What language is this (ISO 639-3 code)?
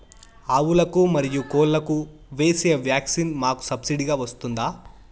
tel